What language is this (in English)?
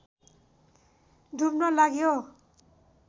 Nepali